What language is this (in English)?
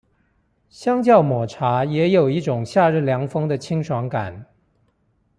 Chinese